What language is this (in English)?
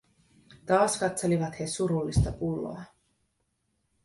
Finnish